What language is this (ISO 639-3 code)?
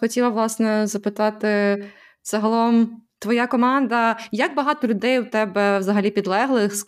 ukr